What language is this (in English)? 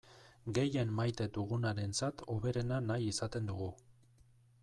Basque